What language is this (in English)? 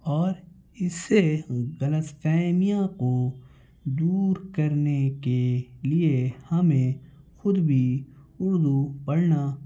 Urdu